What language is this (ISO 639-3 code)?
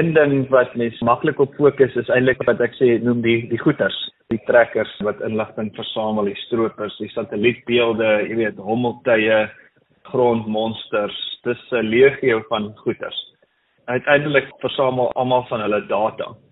swe